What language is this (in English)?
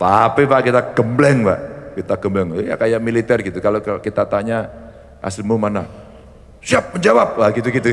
Indonesian